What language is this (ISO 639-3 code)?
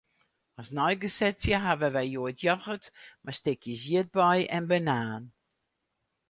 fry